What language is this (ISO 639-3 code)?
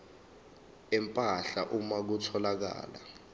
zul